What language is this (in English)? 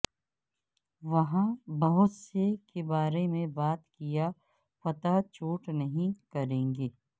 Urdu